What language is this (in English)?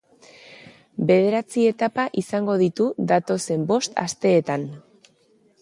Basque